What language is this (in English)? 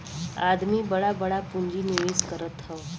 Bhojpuri